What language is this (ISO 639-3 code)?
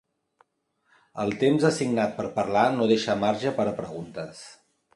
cat